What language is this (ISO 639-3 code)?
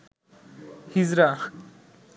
ben